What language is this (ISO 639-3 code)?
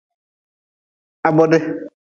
nmz